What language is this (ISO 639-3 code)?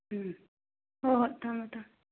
mni